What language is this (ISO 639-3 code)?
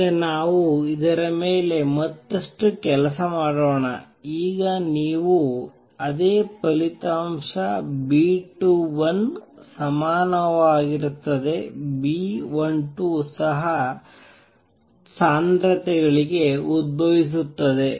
kan